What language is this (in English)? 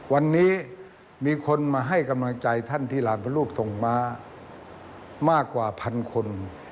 Thai